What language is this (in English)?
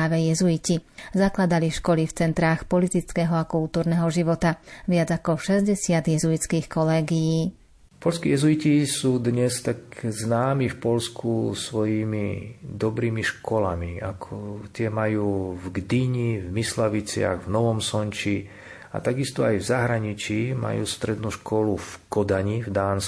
Slovak